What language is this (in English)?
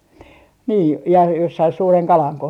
Finnish